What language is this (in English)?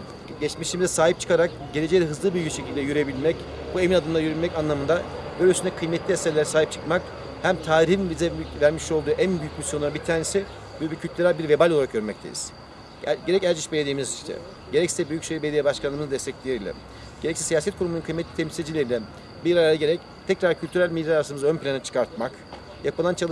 Turkish